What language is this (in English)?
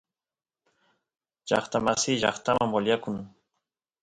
Santiago del Estero Quichua